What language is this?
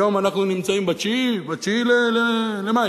Hebrew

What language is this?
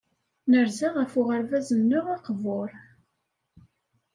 Kabyle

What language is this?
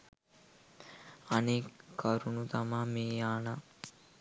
Sinhala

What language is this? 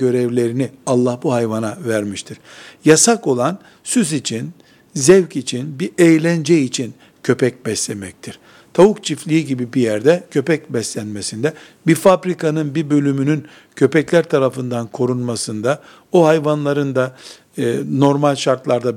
Turkish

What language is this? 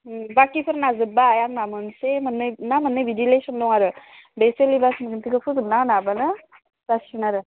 Bodo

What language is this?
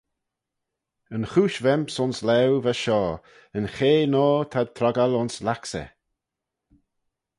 Manx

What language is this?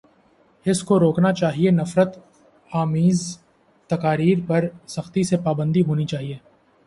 Urdu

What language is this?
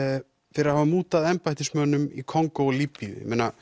Icelandic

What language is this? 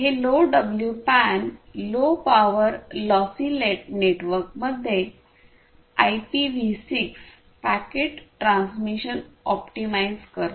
Marathi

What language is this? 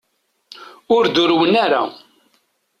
Kabyle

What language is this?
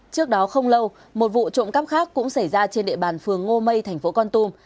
Vietnamese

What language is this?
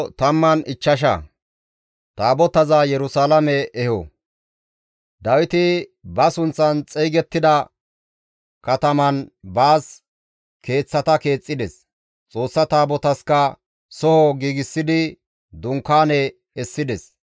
Gamo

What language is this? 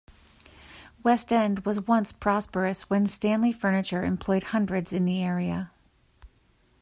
English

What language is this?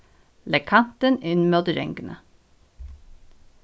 Faroese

